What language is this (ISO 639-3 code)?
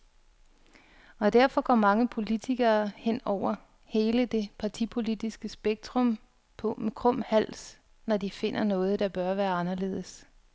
dan